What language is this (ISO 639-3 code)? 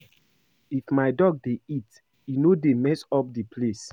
pcm